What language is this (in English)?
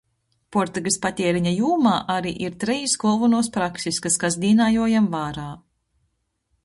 Latgalian